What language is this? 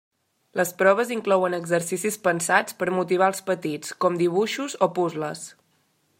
Catalan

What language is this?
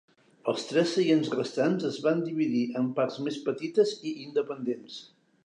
Catalan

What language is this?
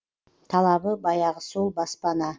Kazakh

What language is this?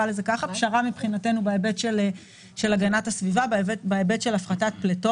Hebrew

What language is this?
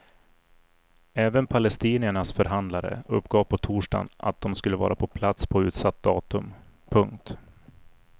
Swedish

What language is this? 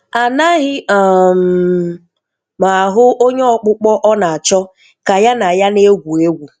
Igbo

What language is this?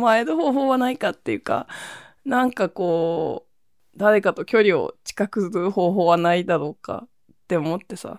Japanese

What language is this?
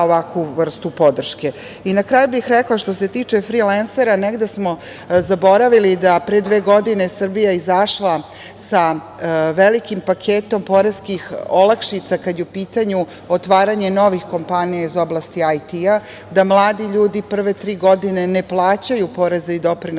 Serbian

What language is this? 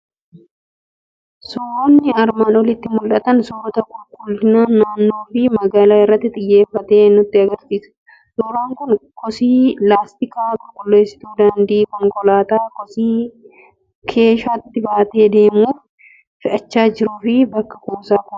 Oromo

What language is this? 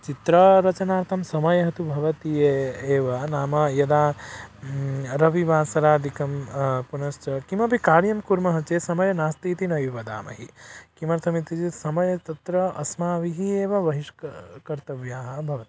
Sanskrit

